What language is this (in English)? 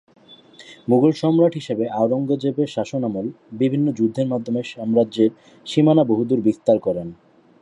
Bangla